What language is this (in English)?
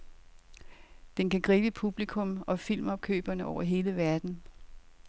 Danish